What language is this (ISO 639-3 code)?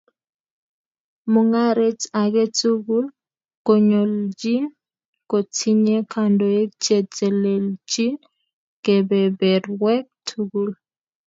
kln